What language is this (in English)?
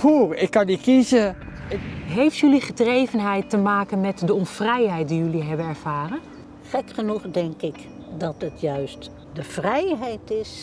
Dutch